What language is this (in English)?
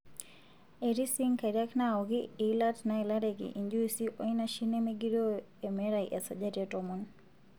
Masai